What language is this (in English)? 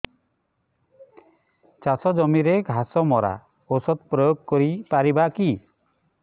Odia